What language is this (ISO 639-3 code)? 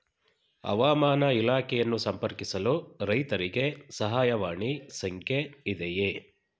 kan